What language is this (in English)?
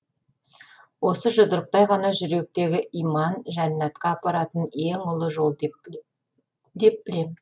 Kazakh